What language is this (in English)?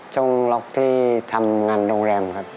Thai